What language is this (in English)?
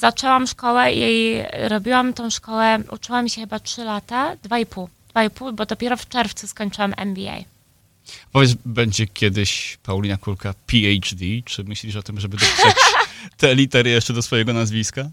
Polish